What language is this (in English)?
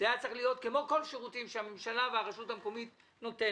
Hebrew